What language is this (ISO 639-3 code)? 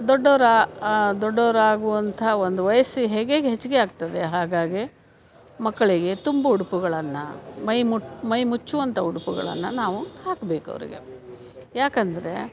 kan